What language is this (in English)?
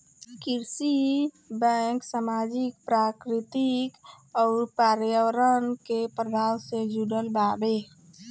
Bhojpuri